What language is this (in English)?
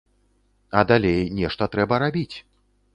Belarusian